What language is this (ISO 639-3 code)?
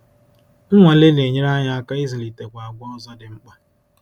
ibo